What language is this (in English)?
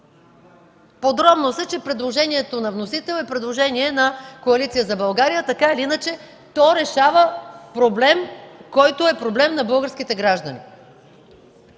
Bulgarian